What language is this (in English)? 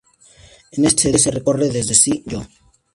Spanish